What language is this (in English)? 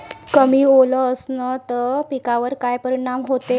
Marathi